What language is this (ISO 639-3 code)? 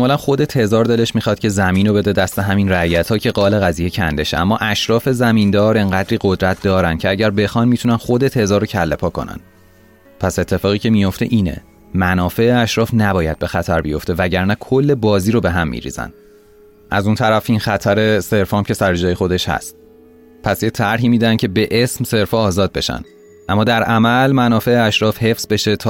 fas